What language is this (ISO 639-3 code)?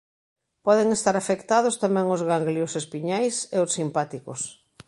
glg